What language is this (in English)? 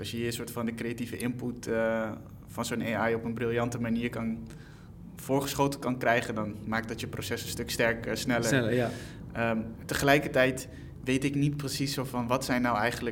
Dutch